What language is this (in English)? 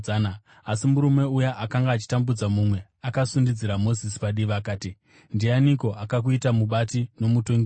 Shona